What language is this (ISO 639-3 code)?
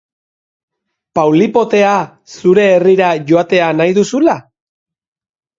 eus